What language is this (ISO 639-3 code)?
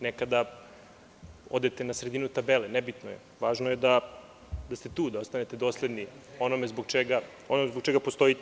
srp